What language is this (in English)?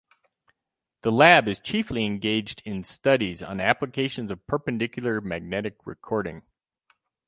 English